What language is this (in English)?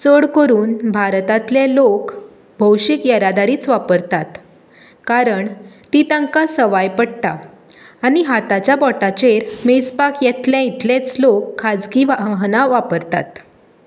Konkani